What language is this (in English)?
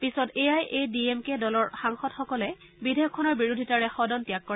Assamese